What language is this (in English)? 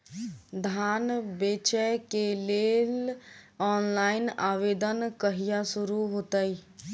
Maithili